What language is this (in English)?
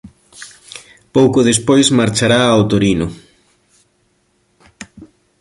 Galician